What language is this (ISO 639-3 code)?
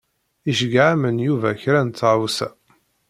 kab